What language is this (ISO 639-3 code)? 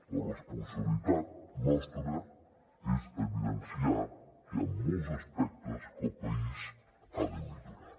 cat